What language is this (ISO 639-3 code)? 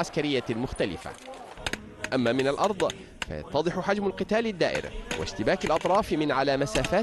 ara